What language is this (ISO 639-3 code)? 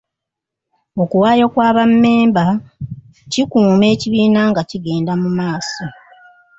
lug